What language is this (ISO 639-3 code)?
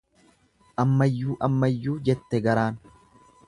orm